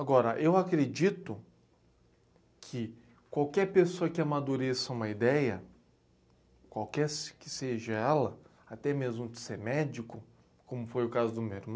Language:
Portuguese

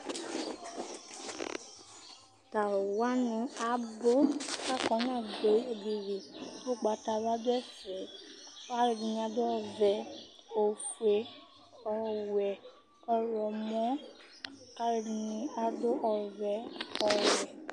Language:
Ikposo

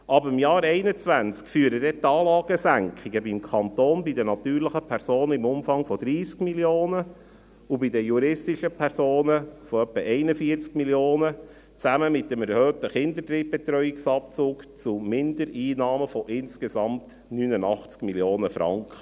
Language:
Swiss German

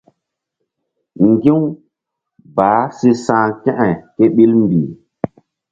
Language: Mbum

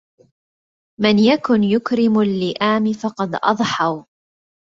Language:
Arabic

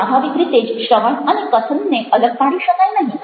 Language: Gujarati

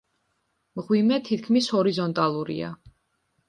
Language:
Georgian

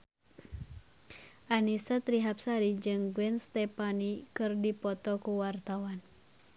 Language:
Sundanese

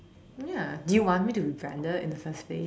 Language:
English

